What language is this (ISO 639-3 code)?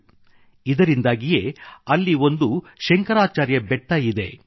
kan